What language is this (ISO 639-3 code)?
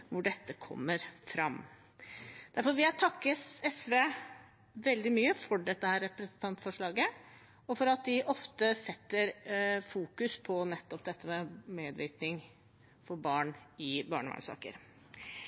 nob